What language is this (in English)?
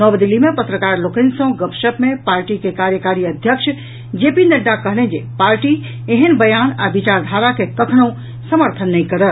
Maithili